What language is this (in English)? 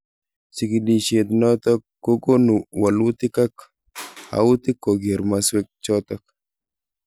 Kalenjin